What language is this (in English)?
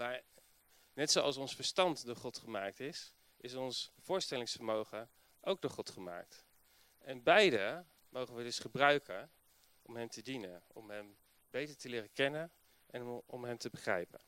Dutch